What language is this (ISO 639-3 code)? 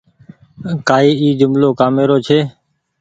gig